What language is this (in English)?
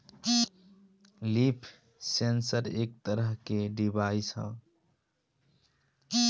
Bhojpuri